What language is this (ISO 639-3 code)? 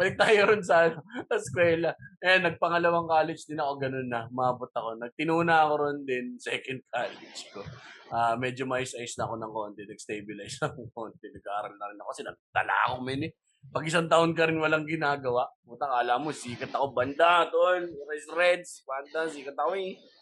fil